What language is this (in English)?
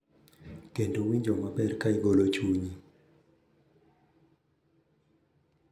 Luo (Kenya and Tanzania)